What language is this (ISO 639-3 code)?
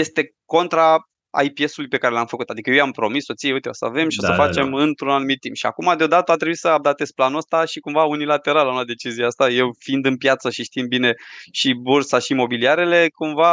ron